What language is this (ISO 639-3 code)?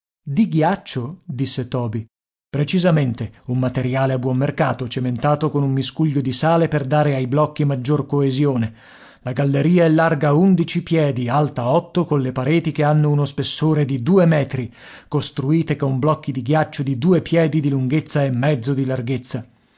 ita